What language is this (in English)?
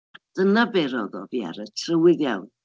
Welsh